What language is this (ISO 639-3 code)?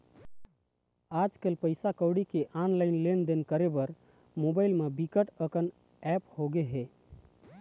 hne